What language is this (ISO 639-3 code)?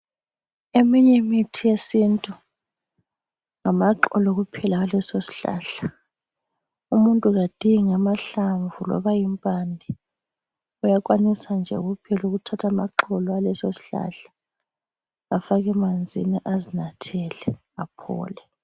nde